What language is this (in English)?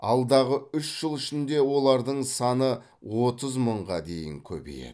Kazakh